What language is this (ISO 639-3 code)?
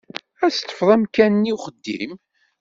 kab